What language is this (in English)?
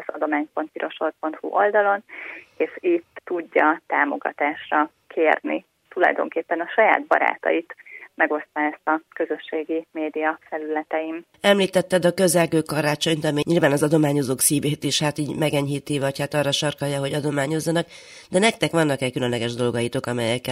Hungarian